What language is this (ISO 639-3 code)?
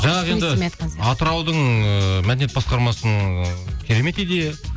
kaz